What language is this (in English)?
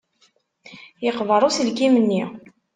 Kabyle